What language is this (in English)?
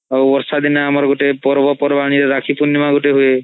Odia